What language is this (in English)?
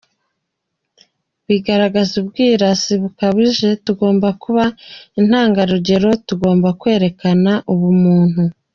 Kinyarwanda